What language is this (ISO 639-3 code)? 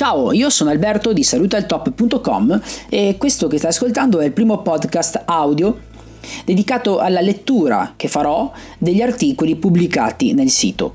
ita